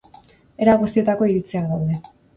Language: Basque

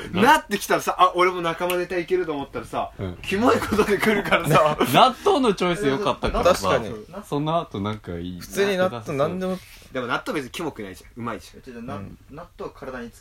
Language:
Japanese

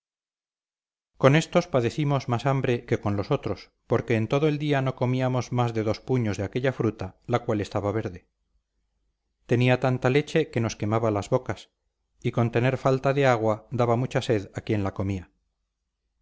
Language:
Spanish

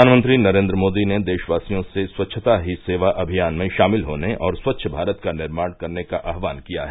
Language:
Hindi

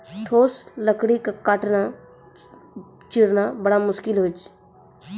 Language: Maithili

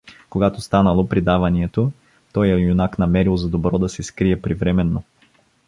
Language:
Bulgarian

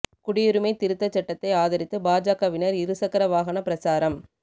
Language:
Tamil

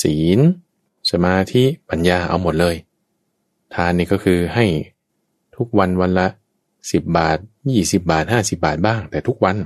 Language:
Thai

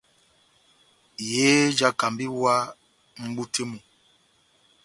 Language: Batanga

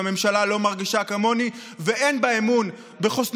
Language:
Hebrew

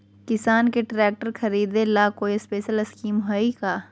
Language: Magahi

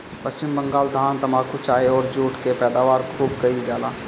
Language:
Bhojpuri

